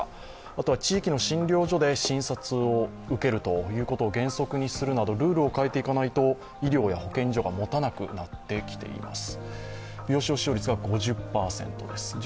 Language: Japanese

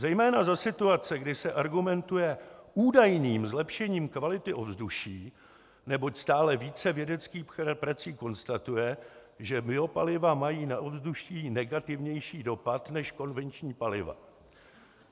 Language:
Czech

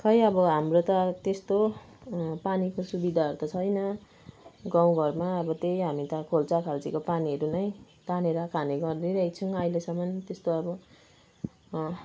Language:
Nepali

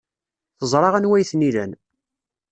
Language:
Kabyle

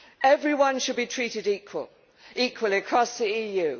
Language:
English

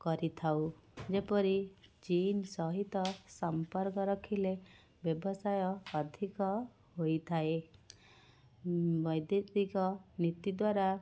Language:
Odia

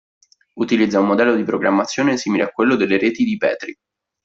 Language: Italian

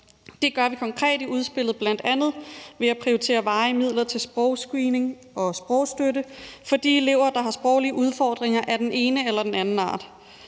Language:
Danish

